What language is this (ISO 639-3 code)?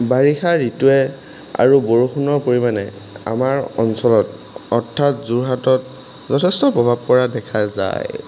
asm